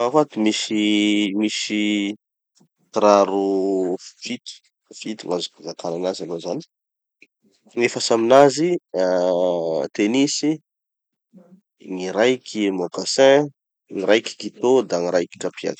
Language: Tanosy Malagasy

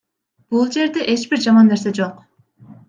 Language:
Kyrgyz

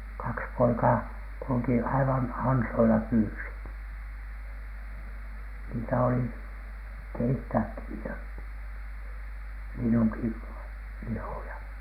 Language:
Finnish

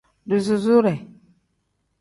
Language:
Tem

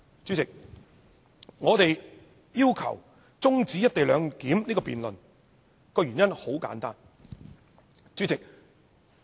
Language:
Cantonese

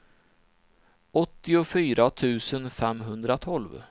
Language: Swedish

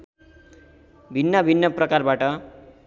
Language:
Nepali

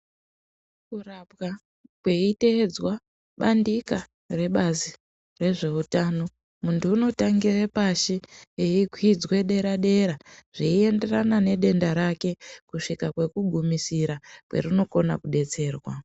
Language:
Ndau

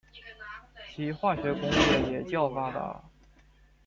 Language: Chinese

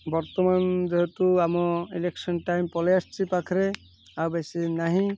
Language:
Odia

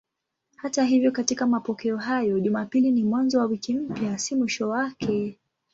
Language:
Swahili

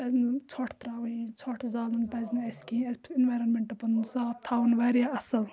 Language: Kashmiri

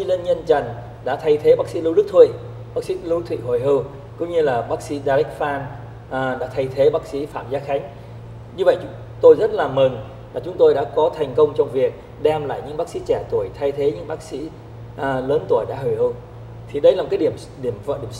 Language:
Vietnamese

